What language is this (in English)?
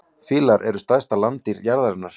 Icelandic